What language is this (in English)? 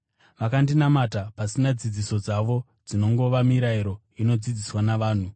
Shona